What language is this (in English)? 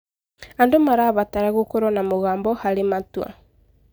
Kikuyu